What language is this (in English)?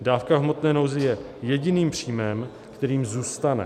Czech